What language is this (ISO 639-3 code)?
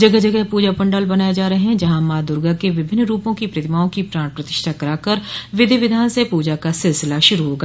hin